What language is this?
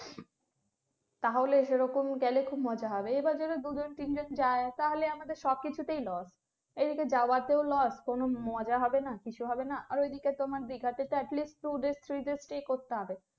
Bangla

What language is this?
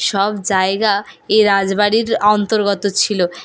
Bangla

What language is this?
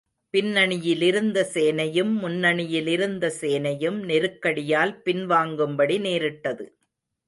Tamil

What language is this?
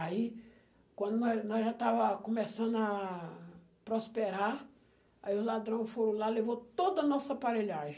Portuguese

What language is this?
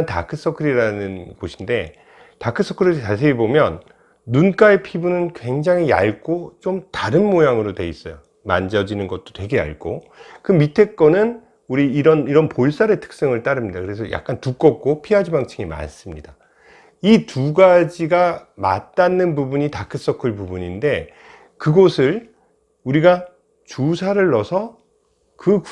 Korean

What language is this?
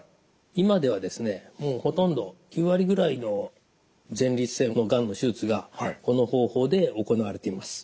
Japanese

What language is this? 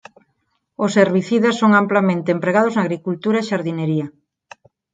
Galician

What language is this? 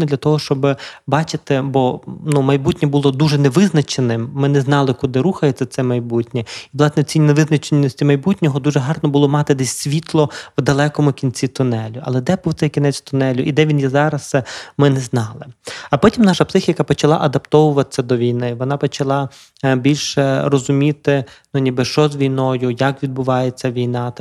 Ukrainian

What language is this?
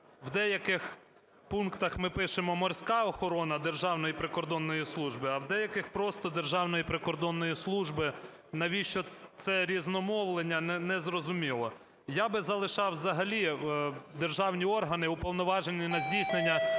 Ukrainian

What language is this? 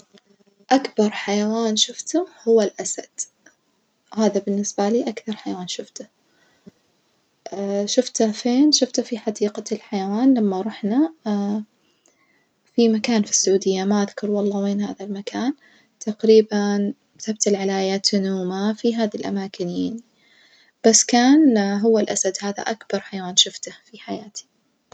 Najdi Arabic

